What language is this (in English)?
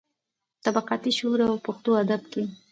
Pashto